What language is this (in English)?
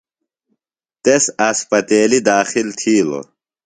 Phalura